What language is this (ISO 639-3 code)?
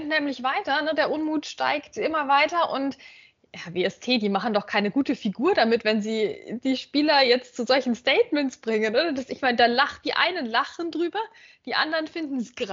deu